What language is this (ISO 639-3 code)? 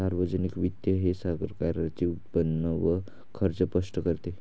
mar